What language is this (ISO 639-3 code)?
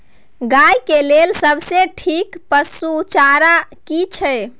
mai